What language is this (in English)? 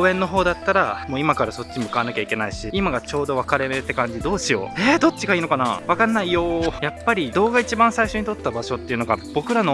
Japanese